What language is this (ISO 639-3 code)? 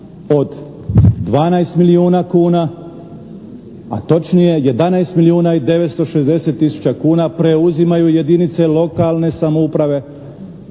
hrv